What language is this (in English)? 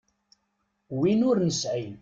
Kabyle